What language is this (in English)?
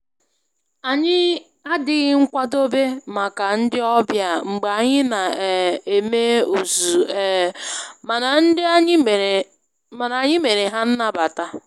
Igbo